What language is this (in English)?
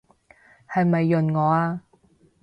Cantonese